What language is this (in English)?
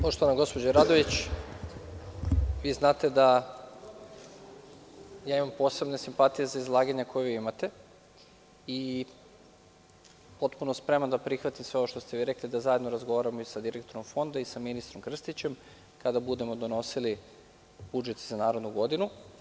Serbian